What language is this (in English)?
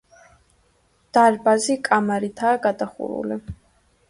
Georgian